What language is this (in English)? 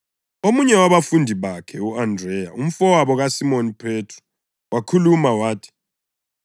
North Ndebele